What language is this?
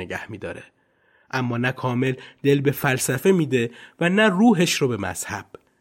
Persian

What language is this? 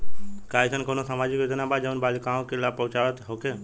Bhojpuri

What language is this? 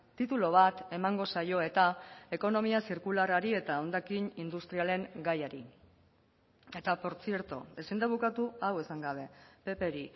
Basque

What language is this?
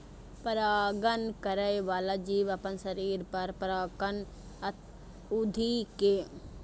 Maithili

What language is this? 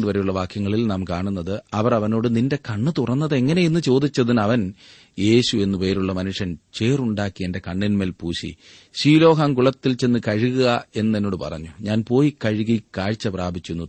Malayalam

